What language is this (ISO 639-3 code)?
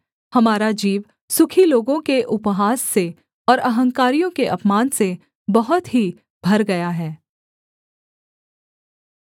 hin